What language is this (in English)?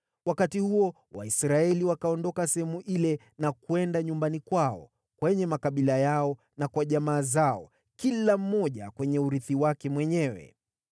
Swahili